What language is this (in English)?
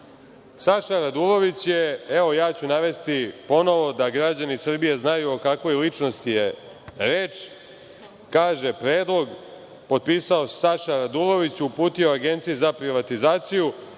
Serbian